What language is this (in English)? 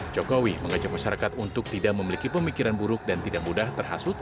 Indonesian